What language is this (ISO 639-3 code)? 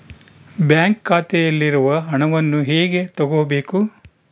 kan